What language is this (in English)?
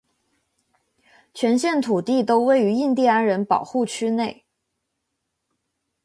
Chinese